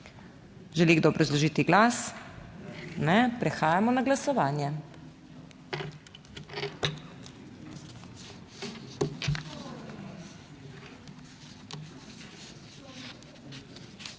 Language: Slovenian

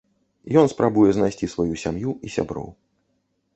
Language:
Belarusian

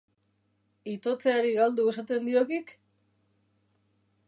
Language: Basque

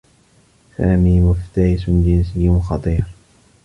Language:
Arabic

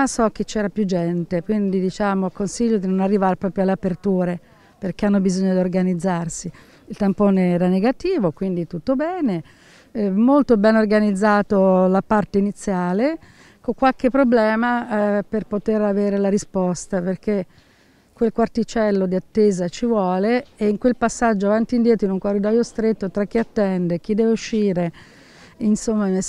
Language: Italian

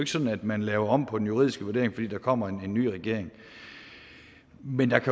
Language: Danish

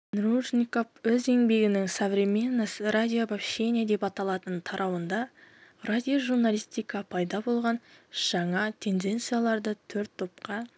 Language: Kazakh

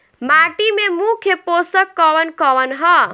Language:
Bhojpuri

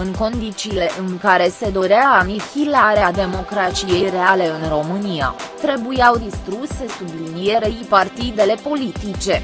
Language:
Romanian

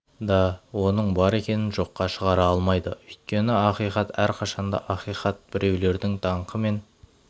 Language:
Kazakh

